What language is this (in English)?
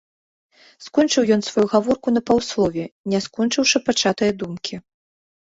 Belarusian